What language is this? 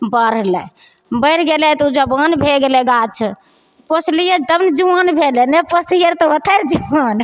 Maithili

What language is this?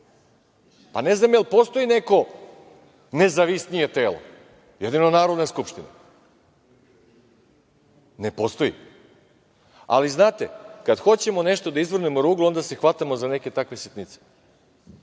Serbian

